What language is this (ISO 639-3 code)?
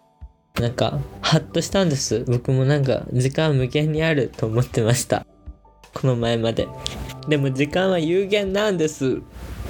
jpn